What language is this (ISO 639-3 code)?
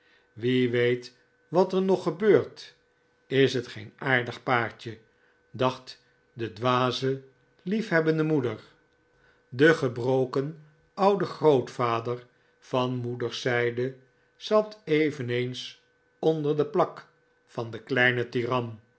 nld